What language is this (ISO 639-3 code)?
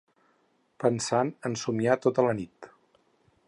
cat